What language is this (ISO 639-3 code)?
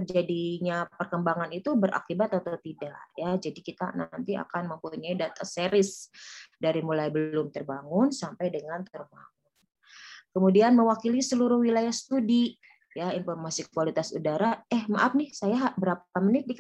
ind